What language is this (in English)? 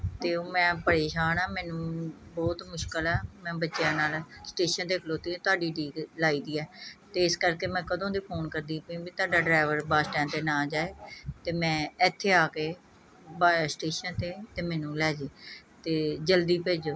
Punjabi